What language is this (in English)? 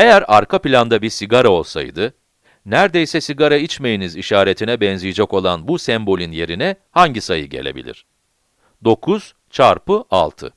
Turkish